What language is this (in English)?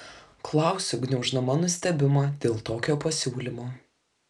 Lithuanian